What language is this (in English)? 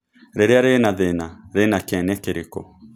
Kikuyu